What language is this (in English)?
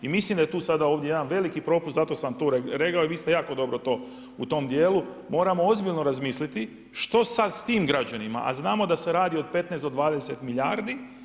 Croatian